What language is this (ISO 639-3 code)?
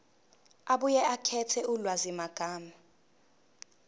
zul